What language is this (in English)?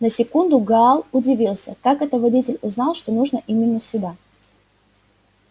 Russian